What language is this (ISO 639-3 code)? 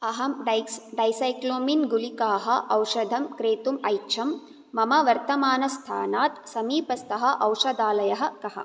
san